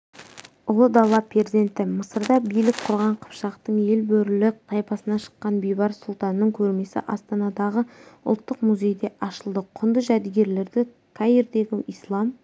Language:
Kazakh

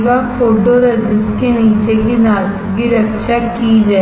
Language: Hindi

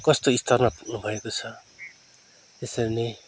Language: Nepali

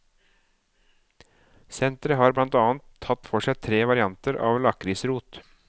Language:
Norwegian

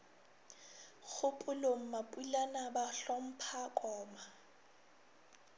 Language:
Northern Sotho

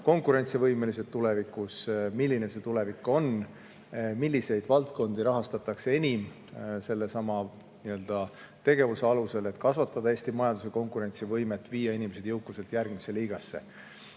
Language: Estonian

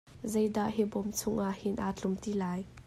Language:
Hakha Chin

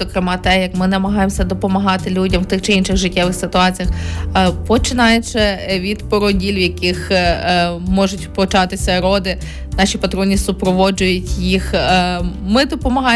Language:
Ukrainian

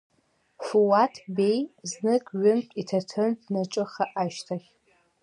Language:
Abkhazian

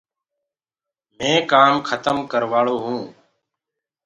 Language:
Gurgula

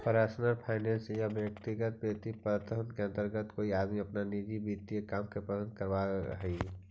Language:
Magahi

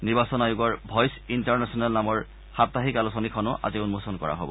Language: Assamese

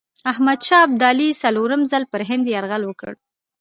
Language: Pashto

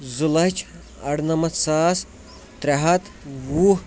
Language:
Kashmiri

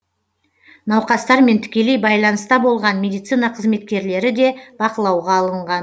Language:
Kazakh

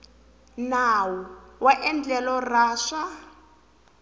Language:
Tsonga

